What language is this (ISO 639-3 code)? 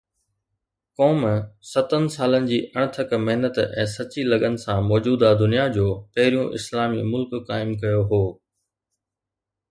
snd